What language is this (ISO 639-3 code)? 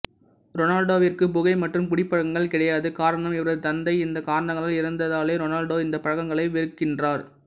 tam